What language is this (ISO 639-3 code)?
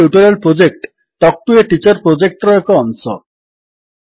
ori